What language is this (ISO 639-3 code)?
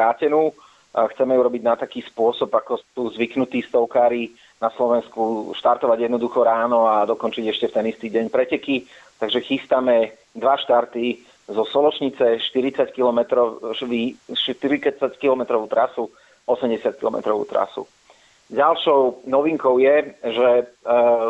slk